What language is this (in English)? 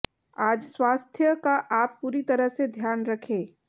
Hindi